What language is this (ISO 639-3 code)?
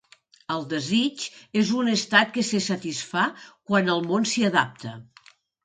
cat